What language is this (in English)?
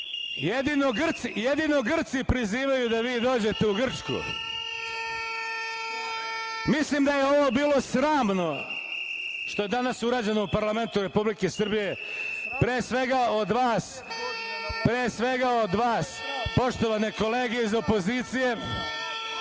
Serbian